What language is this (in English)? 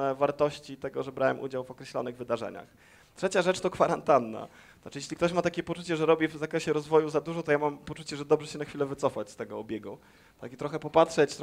Polish